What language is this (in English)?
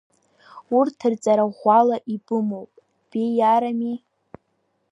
Abkhazian